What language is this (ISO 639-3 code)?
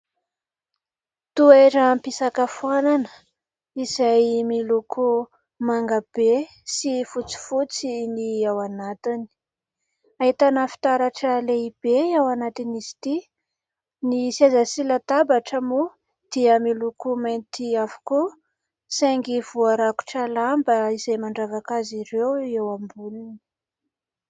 mlg